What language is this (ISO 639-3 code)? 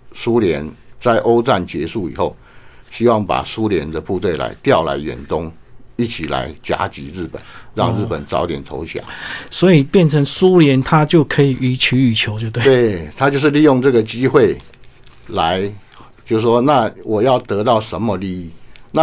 zho